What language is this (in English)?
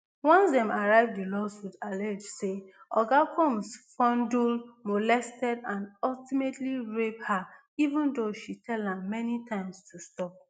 Nigerian Pidgin